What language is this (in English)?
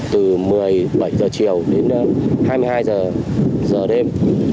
Vietnamese